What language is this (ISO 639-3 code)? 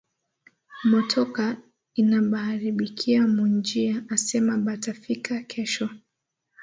swa